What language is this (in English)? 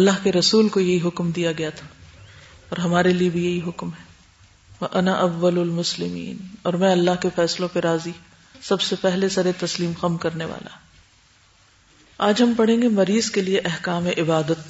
Urdu